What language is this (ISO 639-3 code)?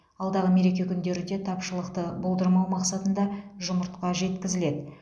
kaz